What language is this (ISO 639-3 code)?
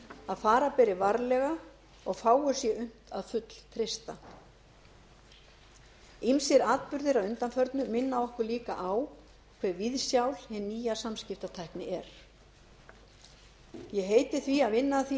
isl